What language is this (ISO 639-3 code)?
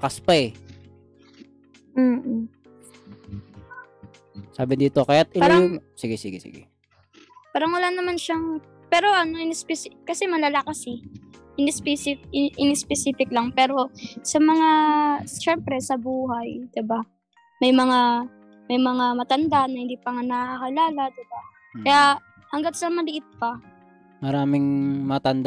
fil